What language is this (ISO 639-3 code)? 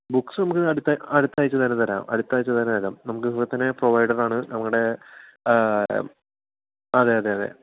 mal